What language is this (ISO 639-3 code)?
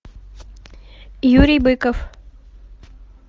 rus